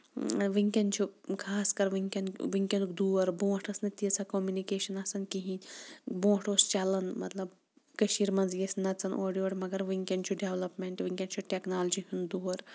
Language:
Kashmiri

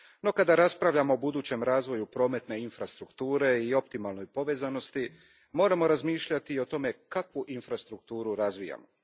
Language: Croatian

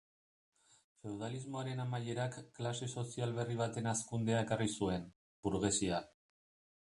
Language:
Basque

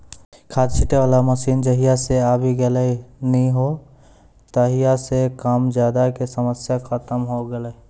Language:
Maithili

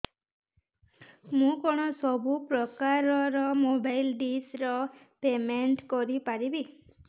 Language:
Odia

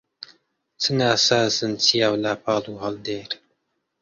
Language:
Central Kurdish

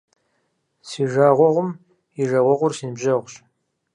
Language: Kabardian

